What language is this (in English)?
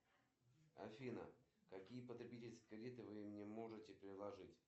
Russian